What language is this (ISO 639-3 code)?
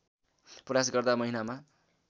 nep